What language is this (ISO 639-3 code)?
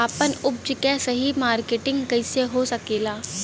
bho